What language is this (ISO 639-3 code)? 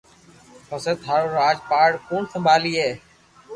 lrk